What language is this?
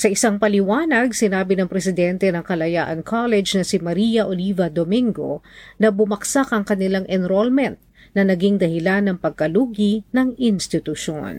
Filipino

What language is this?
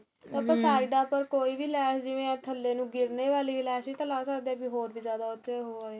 Punjabi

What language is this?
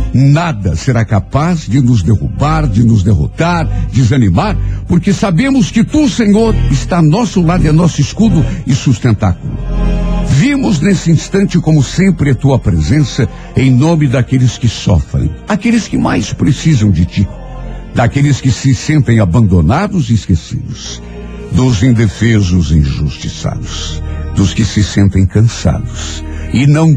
Portuguese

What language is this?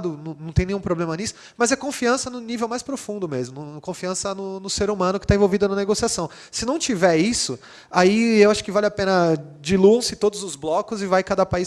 Portuguese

